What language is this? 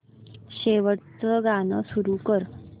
Marathi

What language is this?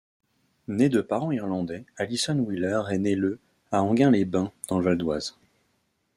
French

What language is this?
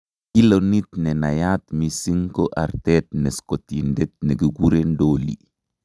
Kalenjin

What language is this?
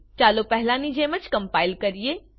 Gujarati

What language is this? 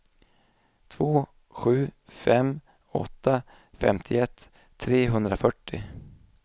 Swedish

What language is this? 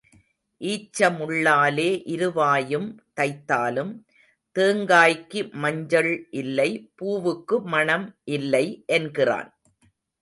Tamil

